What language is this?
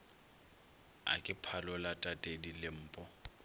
Northern Sotho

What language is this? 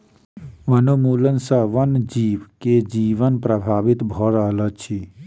Maithili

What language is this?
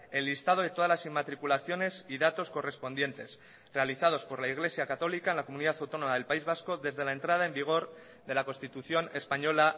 Spanish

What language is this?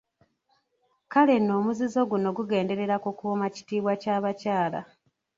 Ganda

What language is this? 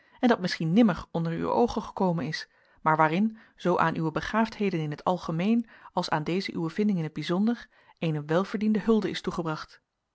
Dutch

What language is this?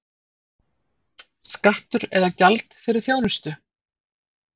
Icelandic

